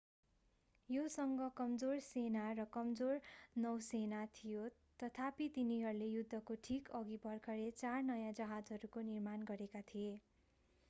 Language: Nepali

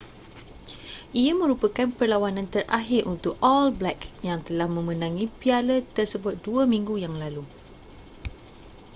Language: Malay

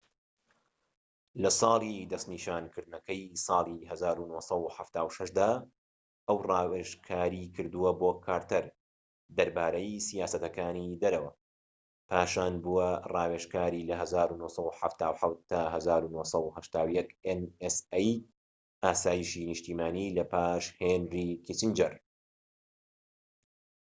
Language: Central Kurdish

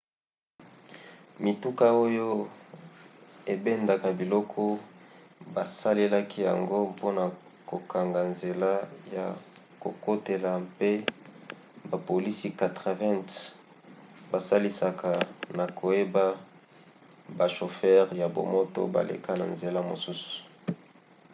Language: Lingala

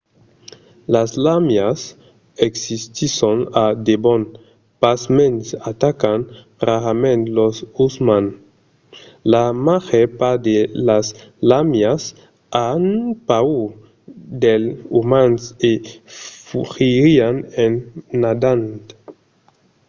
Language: Occitan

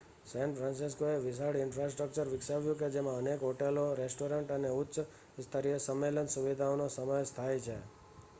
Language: Gujarati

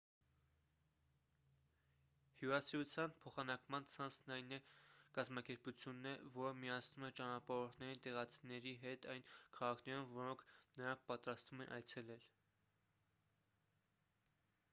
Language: Armenian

